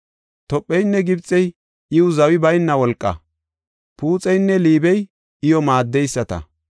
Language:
Gofa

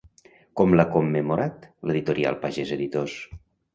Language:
Catalan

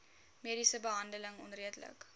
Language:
Afrikaans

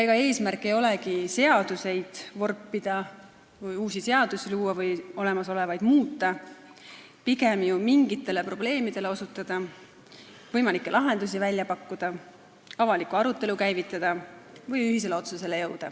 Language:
Estonian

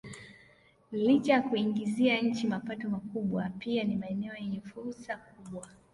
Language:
Swahili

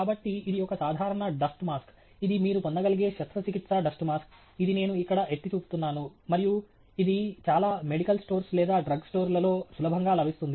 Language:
Telugu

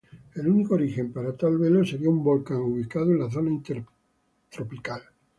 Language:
Spanish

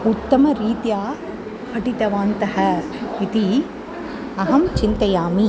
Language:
Sanskrit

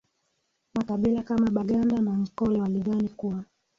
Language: Swahili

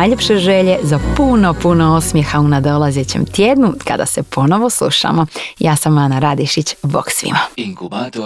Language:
Croatian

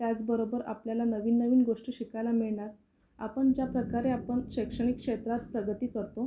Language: Marathi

